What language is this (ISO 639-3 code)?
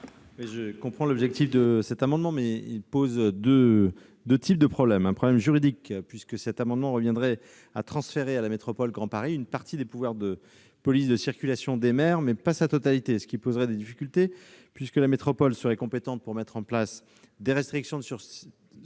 fra